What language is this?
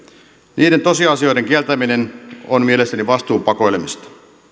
Finnish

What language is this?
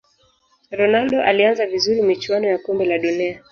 Swahili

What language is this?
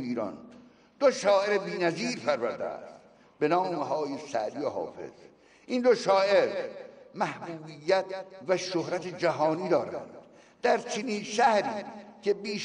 Persian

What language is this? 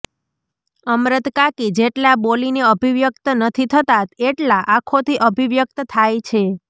Gujarati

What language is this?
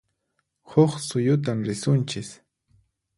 Puno Quechua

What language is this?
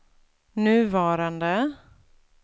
Swedish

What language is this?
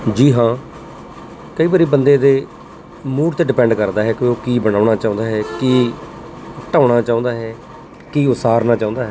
Punjabi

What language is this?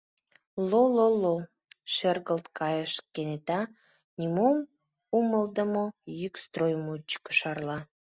Mari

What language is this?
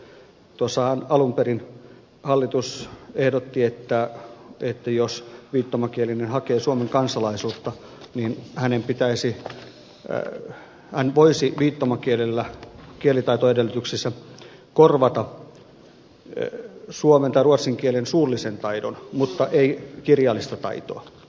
Finnish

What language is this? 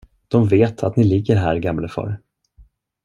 Swedish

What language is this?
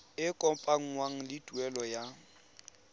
Tswana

